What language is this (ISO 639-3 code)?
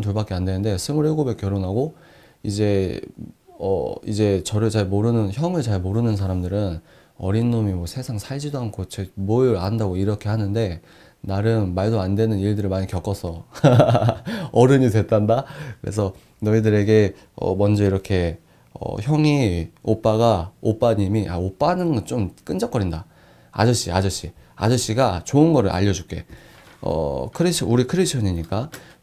kor